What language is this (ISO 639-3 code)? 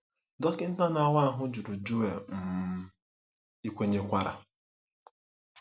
ibo